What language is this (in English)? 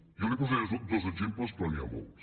Catalan